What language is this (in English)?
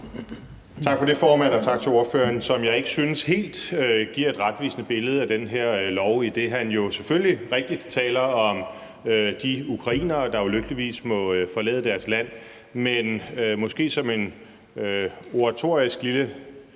Danish